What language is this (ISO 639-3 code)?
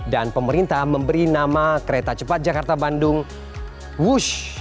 ind